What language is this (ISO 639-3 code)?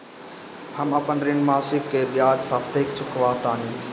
bho